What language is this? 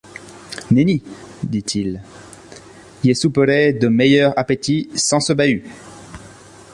French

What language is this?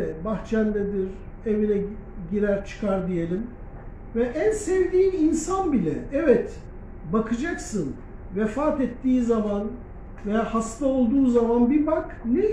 Turkish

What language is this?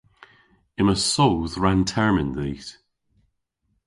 Cornish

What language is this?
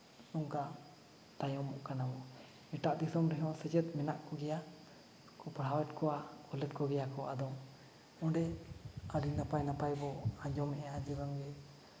Santali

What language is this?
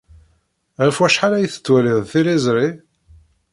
Kabyle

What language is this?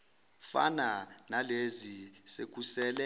Zulu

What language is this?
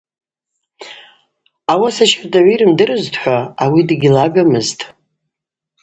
Abaza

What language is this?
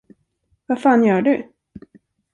Swedish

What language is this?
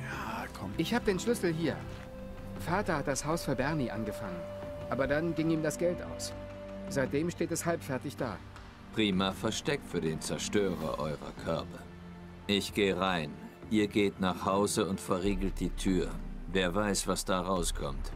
German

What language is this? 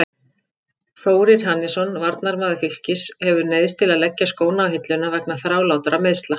Icelandic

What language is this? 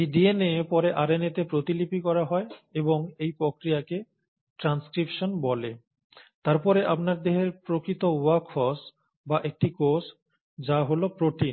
Bangla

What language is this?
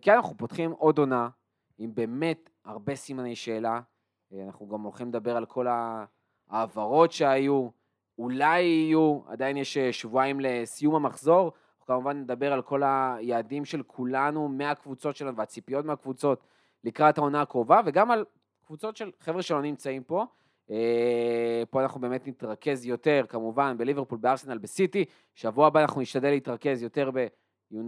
Hebrew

